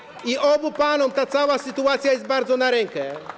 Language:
Polish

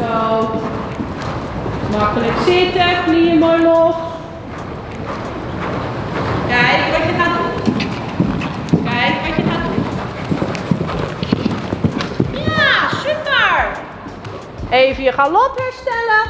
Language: Dutch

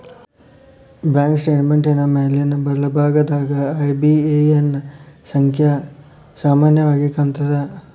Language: Kannada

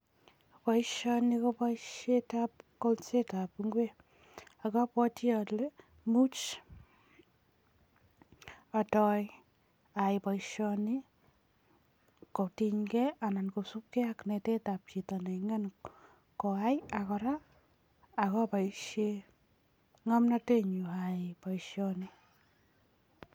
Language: Kalenjin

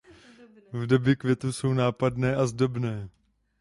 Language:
Czech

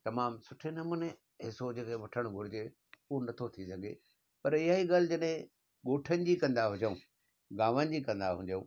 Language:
Sindhi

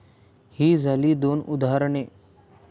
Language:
Marathi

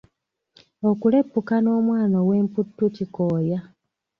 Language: Ganda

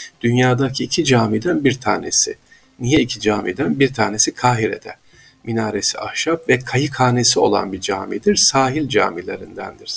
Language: Turkish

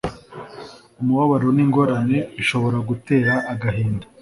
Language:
Kinyarwanda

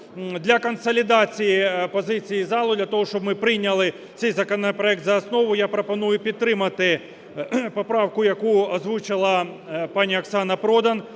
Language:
Ukrainian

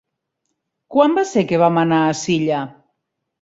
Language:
Catalan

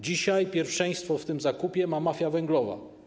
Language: Polish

